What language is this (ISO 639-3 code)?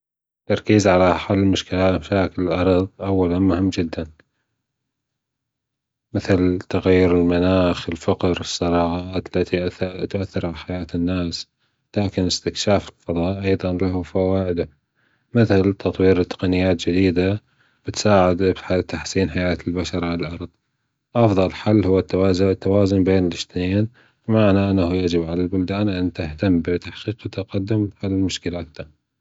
afb